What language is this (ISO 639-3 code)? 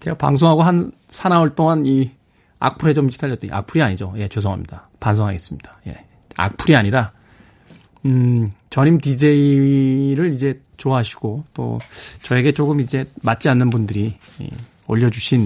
kor